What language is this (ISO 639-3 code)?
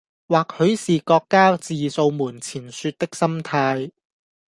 yue